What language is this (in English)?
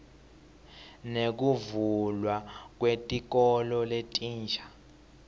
Swati